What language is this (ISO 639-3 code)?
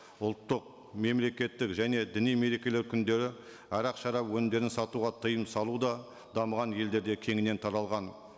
kaz